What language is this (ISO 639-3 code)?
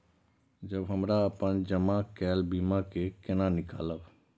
mai